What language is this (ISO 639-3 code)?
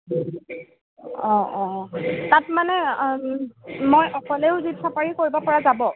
asm